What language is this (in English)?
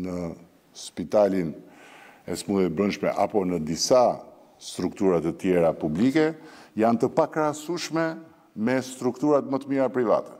Romanian